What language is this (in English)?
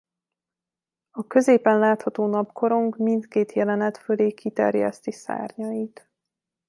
Hungarian